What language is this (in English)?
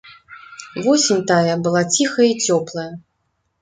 Belarusian